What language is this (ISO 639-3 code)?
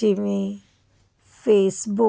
pan